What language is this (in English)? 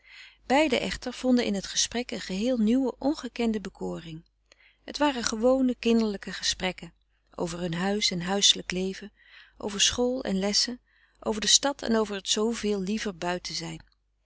Dutch